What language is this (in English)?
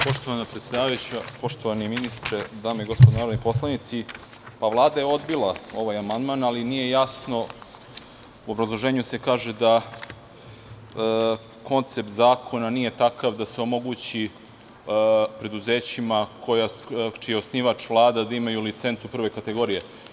Serbian